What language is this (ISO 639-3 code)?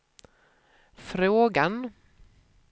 swe